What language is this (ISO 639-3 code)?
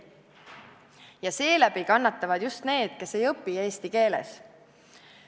est